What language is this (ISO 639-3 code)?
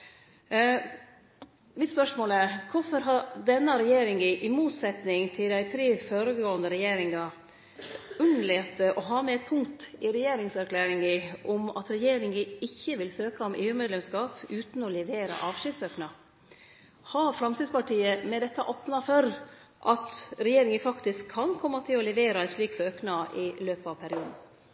nno